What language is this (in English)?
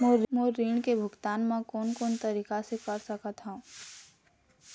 Chhattisgarhi